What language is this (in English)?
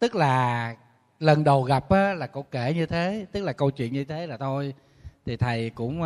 Vietnamese